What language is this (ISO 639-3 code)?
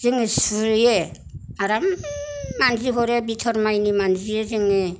brx